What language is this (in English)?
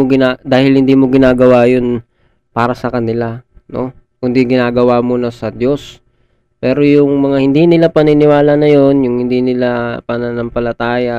Filipino